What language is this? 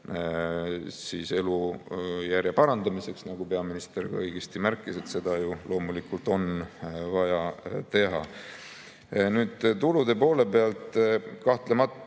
Estonian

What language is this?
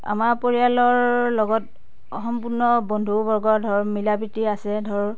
Assamese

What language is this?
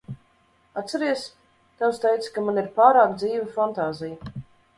Latvian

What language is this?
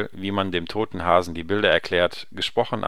German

